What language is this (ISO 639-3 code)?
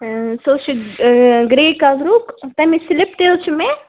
kas